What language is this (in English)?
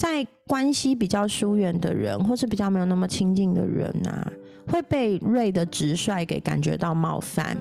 Chinese